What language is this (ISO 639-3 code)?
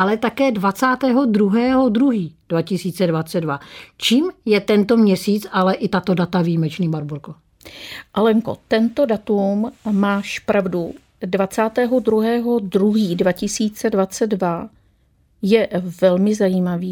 ces